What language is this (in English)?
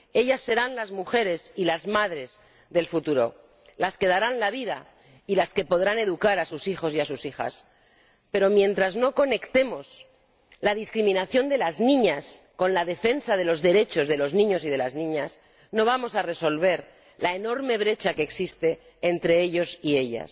Spanish